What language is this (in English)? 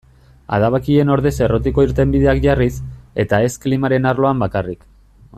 Basque